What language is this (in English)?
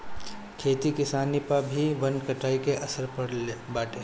Bhojpuri